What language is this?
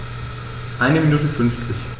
German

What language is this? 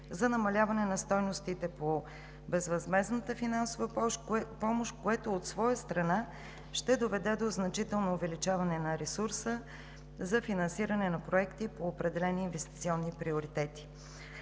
Bulgarian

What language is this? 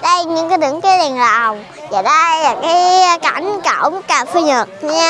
Vietnamese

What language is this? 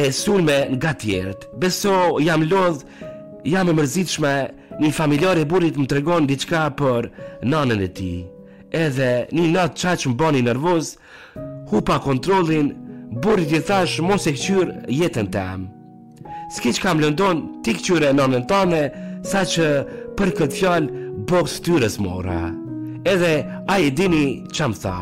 Romanian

